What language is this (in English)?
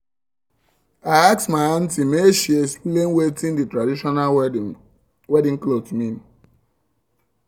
Nigerian Pidgin